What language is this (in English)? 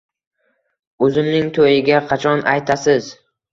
Uzbek